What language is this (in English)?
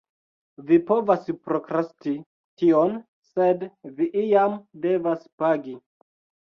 Esperanto